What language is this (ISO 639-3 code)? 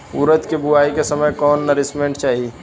bho